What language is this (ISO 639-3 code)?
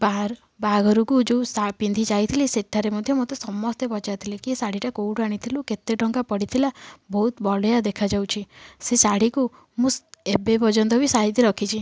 ori